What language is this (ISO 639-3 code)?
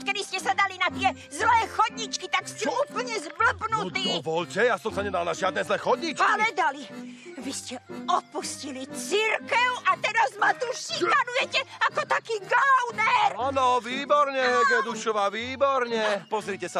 ces